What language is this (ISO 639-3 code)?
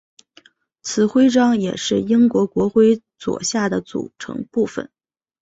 zho